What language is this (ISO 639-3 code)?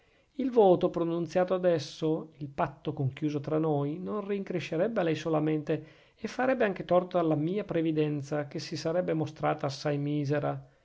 ita